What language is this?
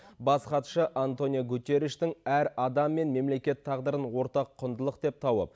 Kazakh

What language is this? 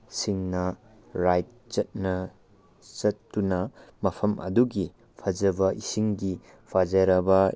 Manipuri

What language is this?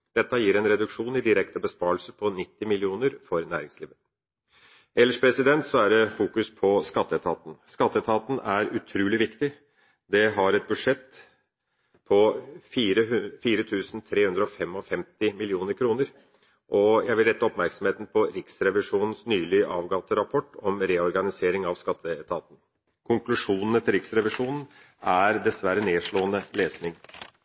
Norwegian Bokmål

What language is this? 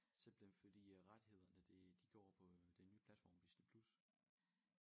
Danish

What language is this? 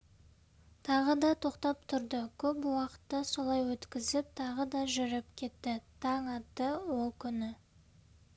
Kazakh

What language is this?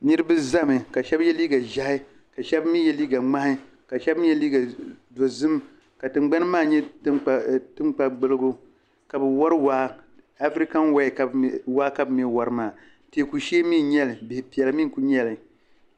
Dagbani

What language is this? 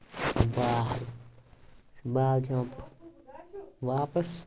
Kashmiri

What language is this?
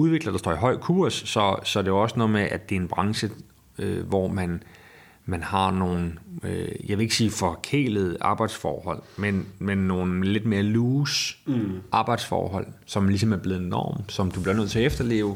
Danish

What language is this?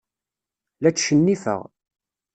Kabyle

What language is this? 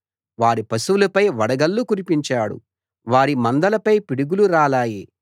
Telugu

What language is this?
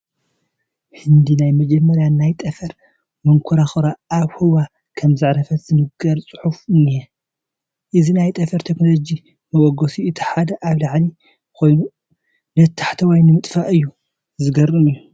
Tigrinya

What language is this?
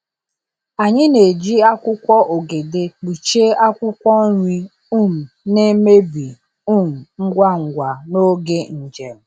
Igbo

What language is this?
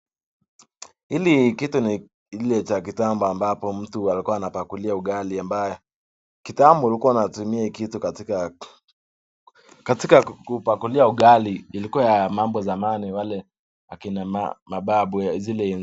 Swahili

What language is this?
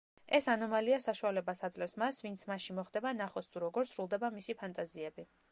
Georgian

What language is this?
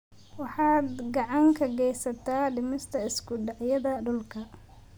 Somali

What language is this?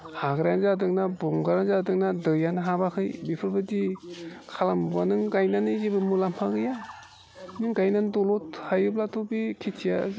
Bodo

